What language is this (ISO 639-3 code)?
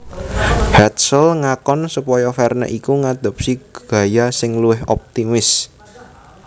jav